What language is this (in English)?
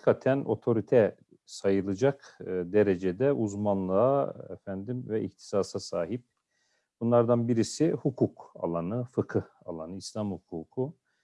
Turkish